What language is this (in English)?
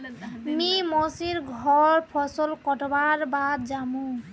Magahi